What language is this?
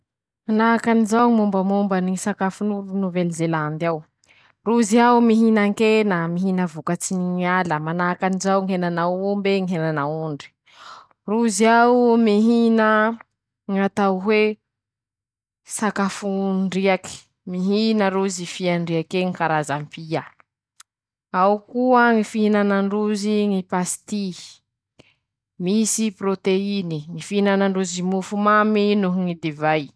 Masikoro Malagasy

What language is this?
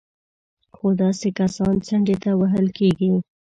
Pashto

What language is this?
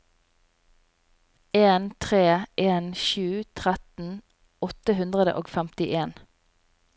Norwegian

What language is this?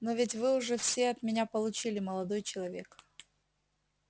Russian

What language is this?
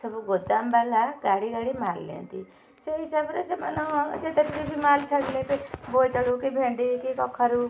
Odia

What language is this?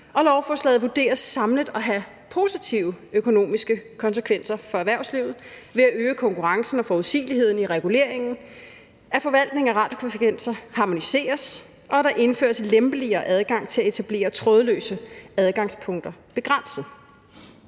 Danish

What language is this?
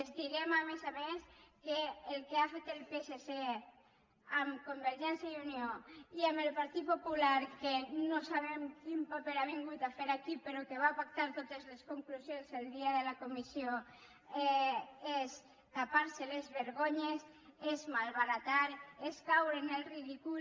Catalan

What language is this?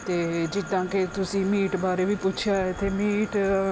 Punjabi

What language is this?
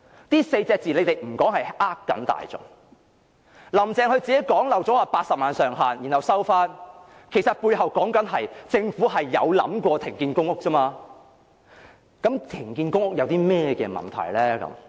Cantonese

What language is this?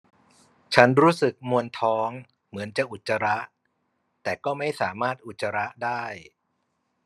Thai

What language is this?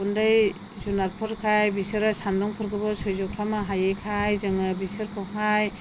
Bodo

